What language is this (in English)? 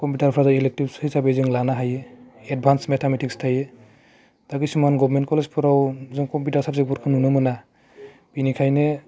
Bodo